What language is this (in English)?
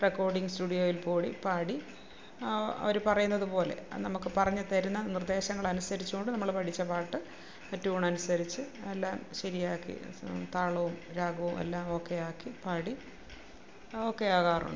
Malayalam